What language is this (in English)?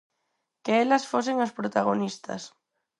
Galician